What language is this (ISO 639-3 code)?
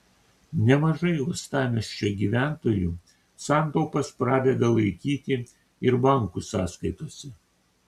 lit